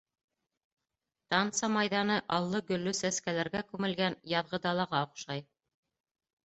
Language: Bashkir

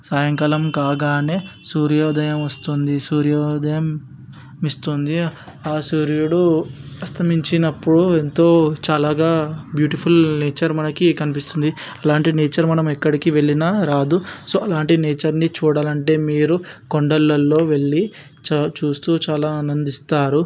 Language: Telugu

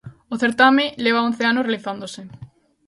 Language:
Galician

